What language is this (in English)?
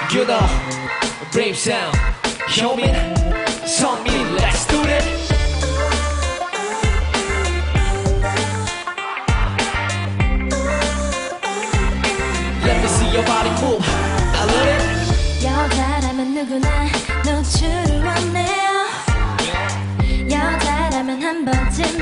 Korean